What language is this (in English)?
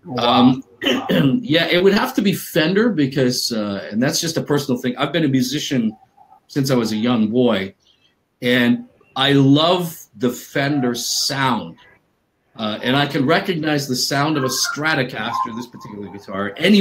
English